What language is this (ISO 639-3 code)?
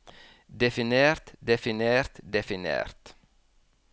nor